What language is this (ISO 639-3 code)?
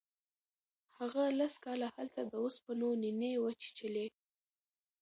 pus